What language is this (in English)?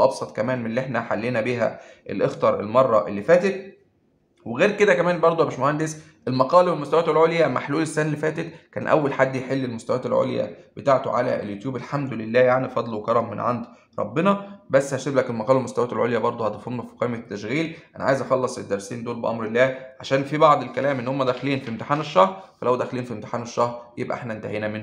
Arabic